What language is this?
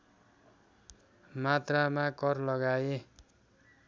Nepali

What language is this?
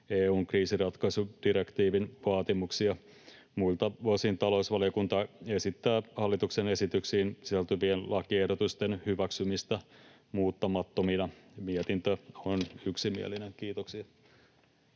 Finnish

